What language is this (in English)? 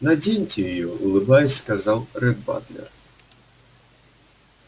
Russian